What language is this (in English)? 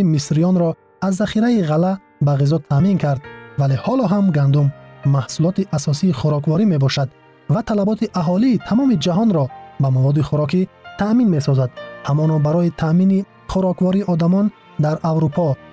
Persian